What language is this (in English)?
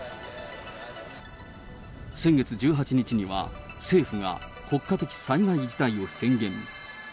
Japanese